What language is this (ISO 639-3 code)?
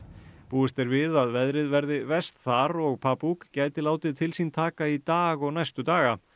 isl